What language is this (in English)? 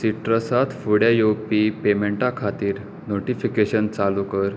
Konkani